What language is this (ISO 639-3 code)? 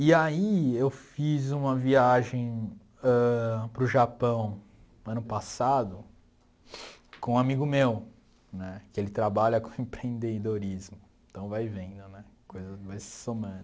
por